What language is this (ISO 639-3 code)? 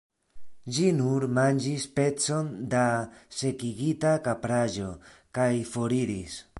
epo